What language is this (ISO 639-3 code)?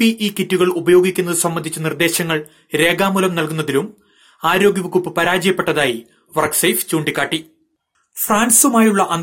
mal